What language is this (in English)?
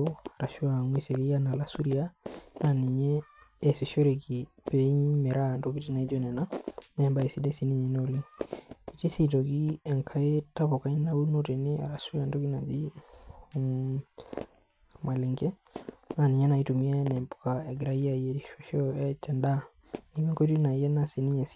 Masai